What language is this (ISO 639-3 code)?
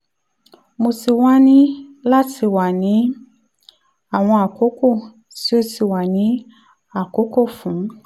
yor